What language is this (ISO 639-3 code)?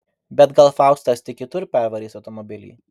lit